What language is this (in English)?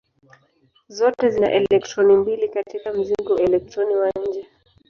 Swahili